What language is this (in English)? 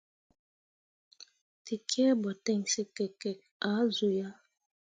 Mundang